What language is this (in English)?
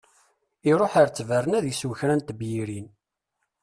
Kabyle